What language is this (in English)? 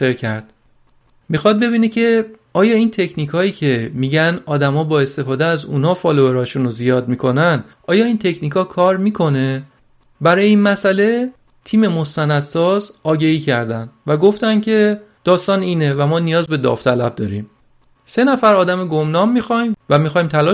Persian